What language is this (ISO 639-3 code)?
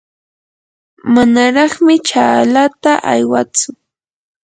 qur